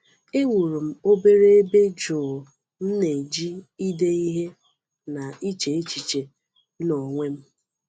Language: Igbo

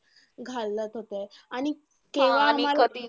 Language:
Marathi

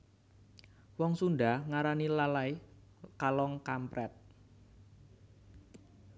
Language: Javanese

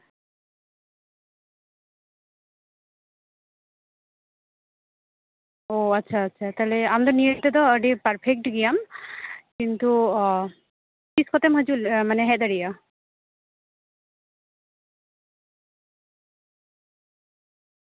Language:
Santali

